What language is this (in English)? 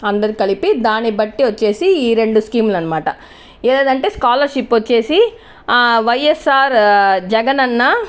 Telugu